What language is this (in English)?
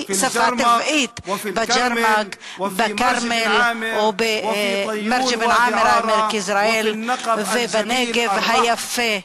Hebrew